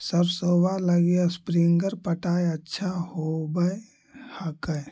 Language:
Magahi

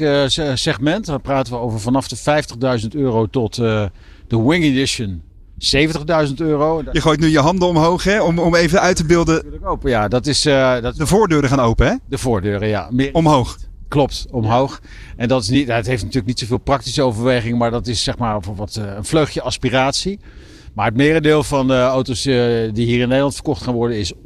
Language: Dutch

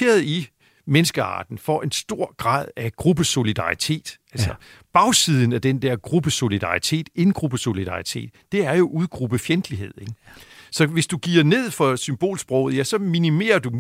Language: Danish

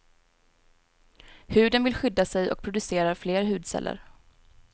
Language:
Swedish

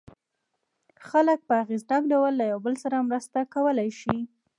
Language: Pashto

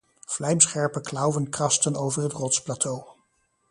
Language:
Dutch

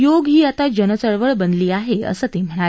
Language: Marathi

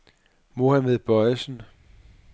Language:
Danish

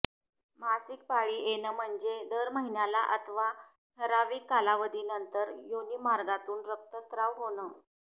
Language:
Marathi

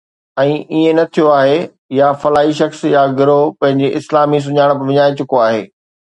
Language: Sindhi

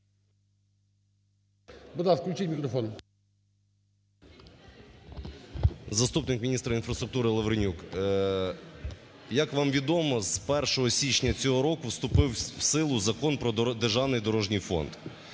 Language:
Ukrainian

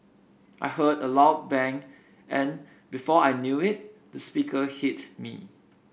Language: English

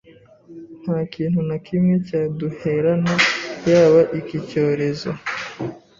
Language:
Kinyarwanda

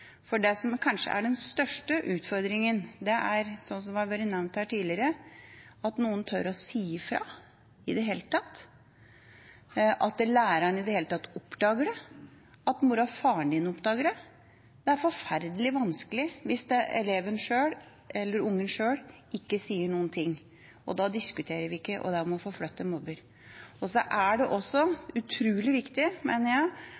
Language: Norwegian Bokmål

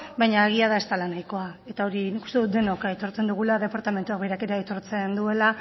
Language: Basque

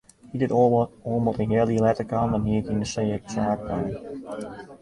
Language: Western Frisian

